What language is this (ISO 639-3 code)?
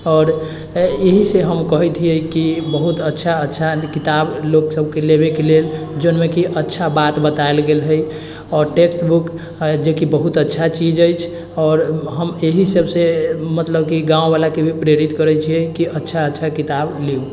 mai